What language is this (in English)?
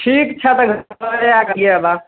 Maithili